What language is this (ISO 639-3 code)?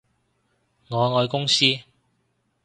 yue